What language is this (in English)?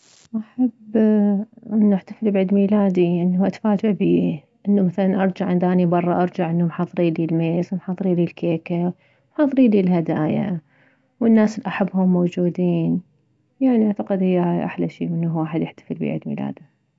Mesopotamian Arabic